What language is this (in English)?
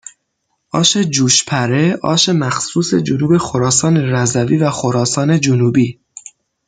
Persian